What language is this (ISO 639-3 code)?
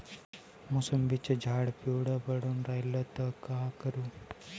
mar